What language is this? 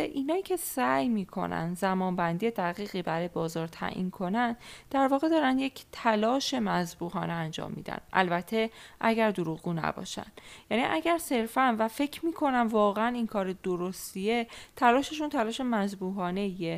Persian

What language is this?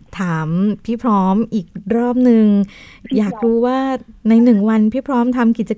Thai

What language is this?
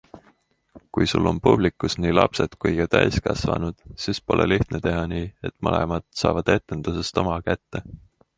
Estonian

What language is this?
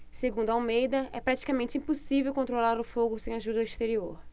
Portuguese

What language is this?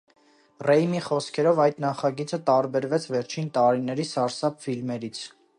Armenian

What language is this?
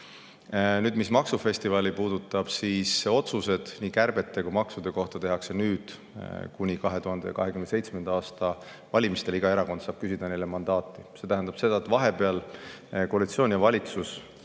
Estonian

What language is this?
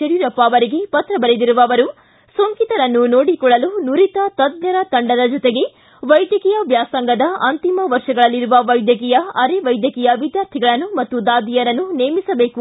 Kannada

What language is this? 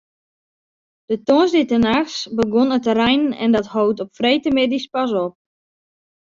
Western Frisian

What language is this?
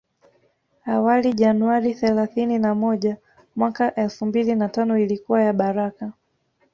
Swahili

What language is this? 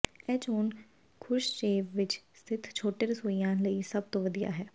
Punjabi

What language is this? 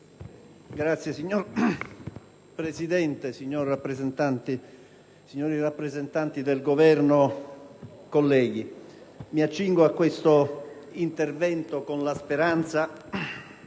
Italian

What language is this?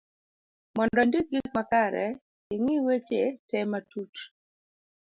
Luo (Kenya and Tanzania)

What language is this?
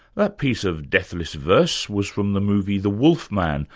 English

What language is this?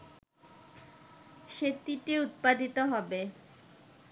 Bangla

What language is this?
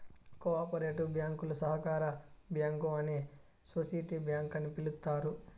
Telugu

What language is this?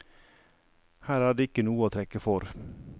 Norwegian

